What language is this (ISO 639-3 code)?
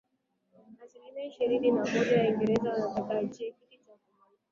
swa